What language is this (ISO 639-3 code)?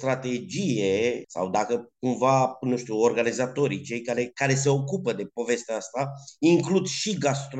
ron